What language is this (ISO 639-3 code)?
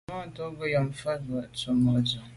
byv